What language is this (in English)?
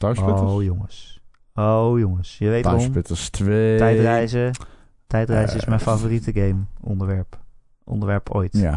Dutch